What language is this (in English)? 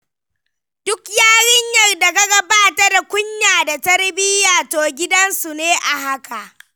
Hausa